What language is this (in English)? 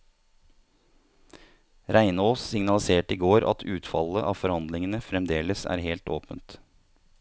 Norwegian